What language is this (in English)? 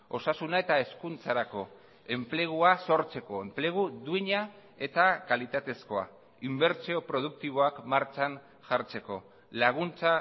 Basque